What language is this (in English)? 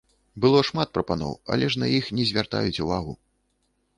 Belarusian